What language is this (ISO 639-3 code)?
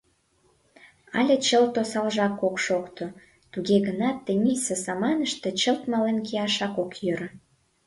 chm